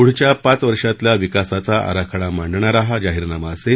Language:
Marathi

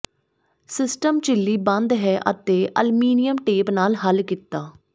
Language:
Punjabi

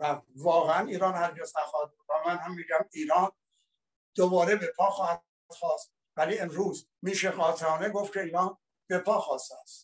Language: Persian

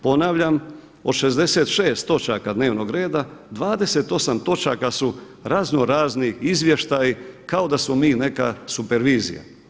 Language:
Croatian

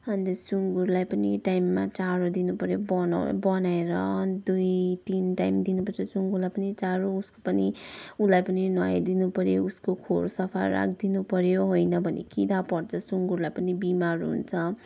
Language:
Nepali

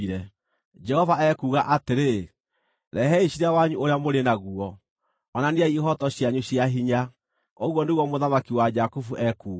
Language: Kikuyu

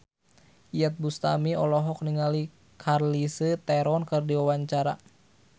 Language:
Sundanese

